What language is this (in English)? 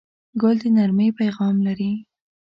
Pashto